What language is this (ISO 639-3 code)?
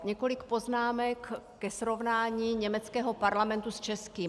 ces